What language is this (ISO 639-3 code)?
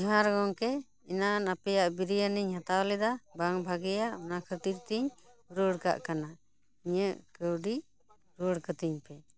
sat